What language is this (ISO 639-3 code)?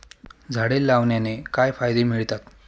mar